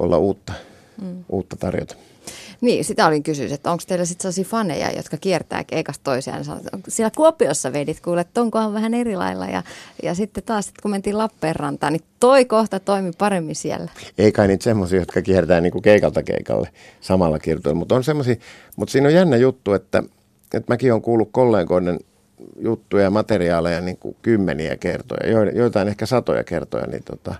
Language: Finnish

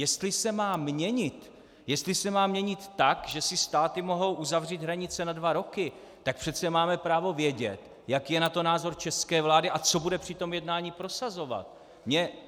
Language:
Czech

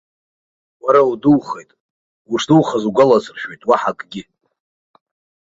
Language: Abkhazian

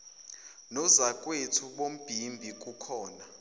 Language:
Zulu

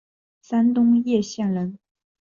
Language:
Chinese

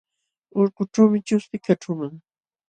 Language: Jauja Wanca Quechua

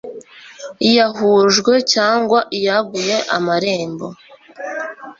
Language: Kinyarwanda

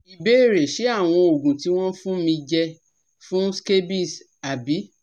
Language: Yoruba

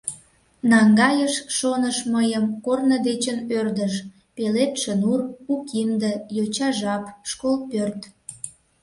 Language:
Mari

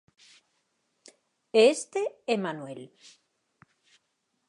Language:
Galician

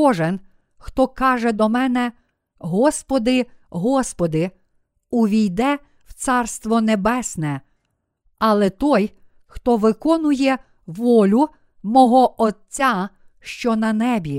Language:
Ukrainian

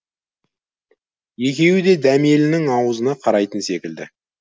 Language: Kazakh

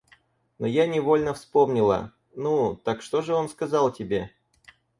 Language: Russian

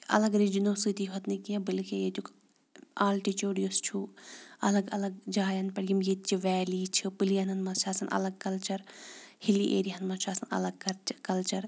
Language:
Kashmiri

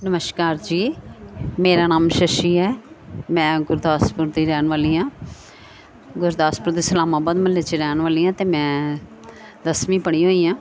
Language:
Punjabi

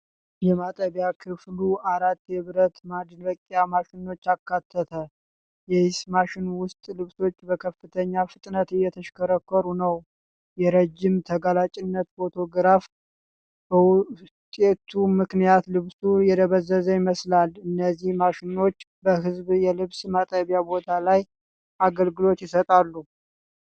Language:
Amharic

